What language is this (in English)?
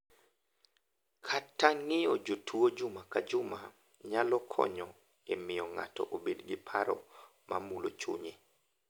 Luo (Kenya and Tanzania)